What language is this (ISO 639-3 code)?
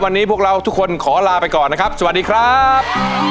tha